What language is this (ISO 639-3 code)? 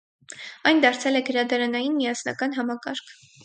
hye